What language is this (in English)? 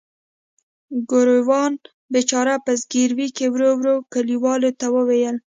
Pashto